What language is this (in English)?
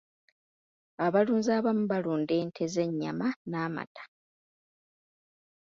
Ganda